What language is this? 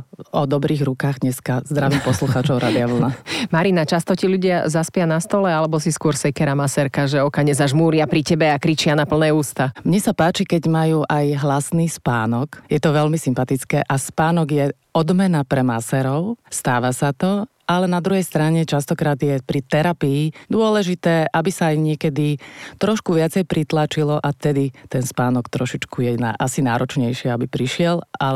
Slovak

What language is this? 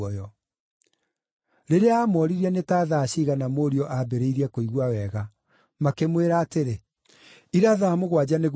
Kikuyu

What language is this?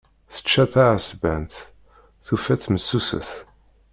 Kabyle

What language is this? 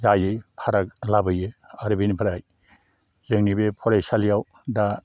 Bodo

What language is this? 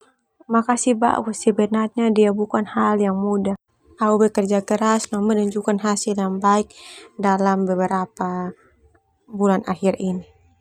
Termanu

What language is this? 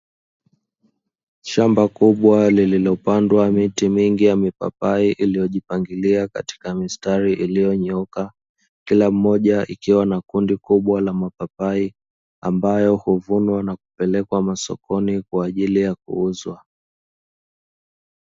Swahili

